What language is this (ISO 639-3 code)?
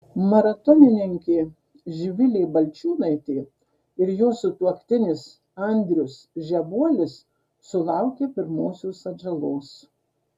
lit